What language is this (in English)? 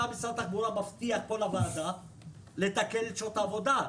Hebrew